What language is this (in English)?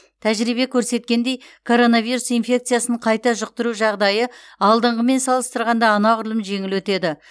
Kazakh